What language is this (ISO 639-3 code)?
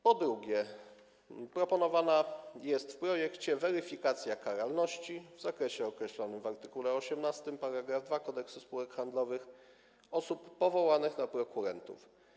pol